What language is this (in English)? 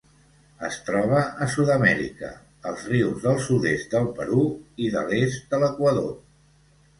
Catalan